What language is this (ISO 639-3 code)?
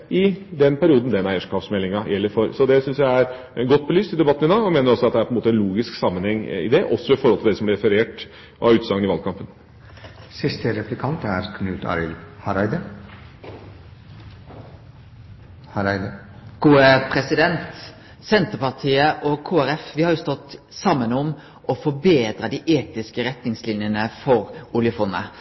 nor